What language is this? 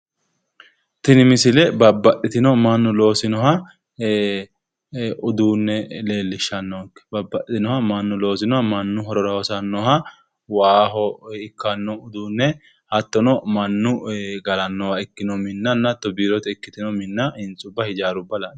Sidamo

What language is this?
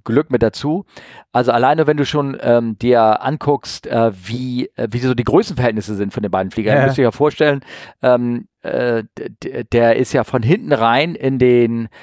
German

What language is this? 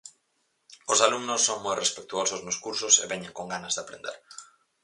Galician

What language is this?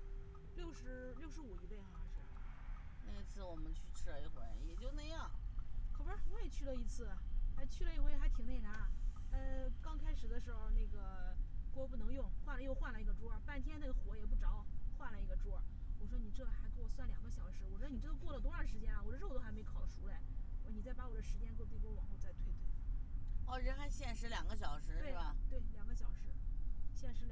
Chinese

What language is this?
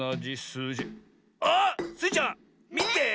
Japanese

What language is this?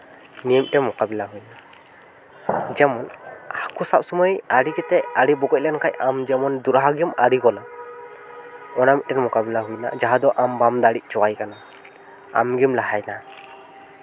Santali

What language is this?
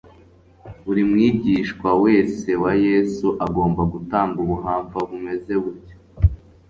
Kinyarwanda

